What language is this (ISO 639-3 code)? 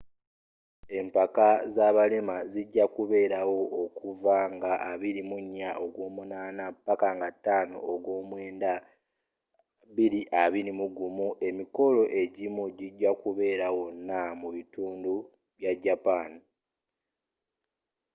lug